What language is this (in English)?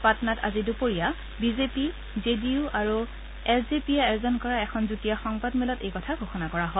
Assamese